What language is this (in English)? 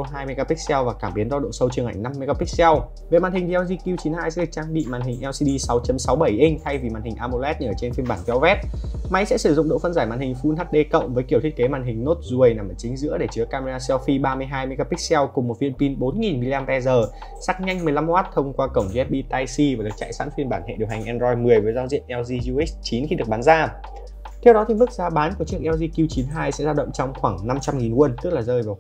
Vietnamese